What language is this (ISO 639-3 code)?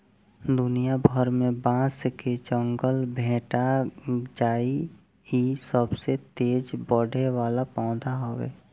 bho